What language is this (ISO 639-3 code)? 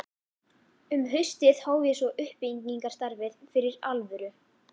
isl